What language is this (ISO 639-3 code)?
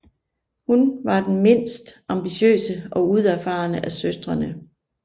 dan